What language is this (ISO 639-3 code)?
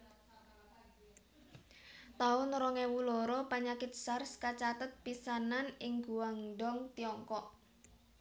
jav